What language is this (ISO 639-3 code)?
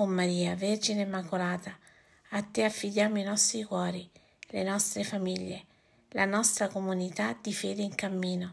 ita